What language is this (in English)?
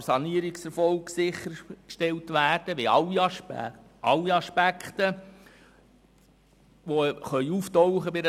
Swiss German